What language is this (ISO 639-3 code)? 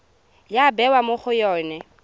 tsn